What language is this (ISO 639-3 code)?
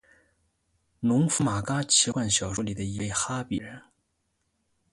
zho